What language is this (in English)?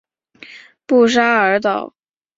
Chinese